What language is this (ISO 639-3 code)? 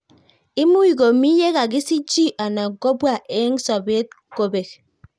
kln